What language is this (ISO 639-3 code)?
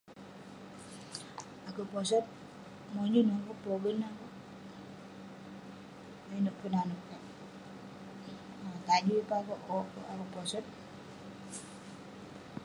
pne